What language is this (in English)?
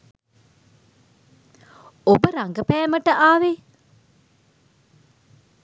Sinhala